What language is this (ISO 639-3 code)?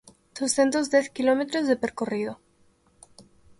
glg